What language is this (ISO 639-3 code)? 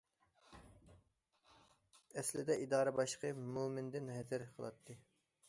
uig